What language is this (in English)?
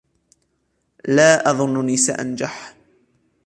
Arabic